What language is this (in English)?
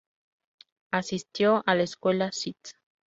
Spanish